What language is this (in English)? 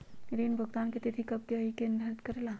Magahi